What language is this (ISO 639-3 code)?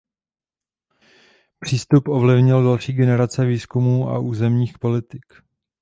ces